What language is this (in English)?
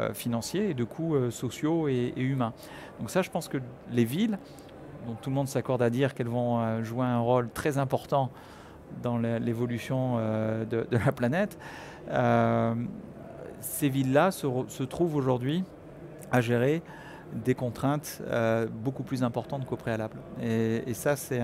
French